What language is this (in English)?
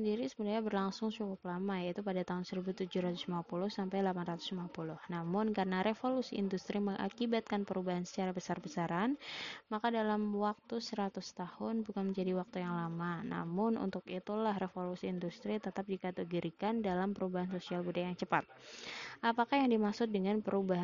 Indonesian